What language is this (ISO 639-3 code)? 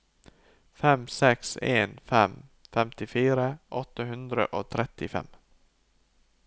nor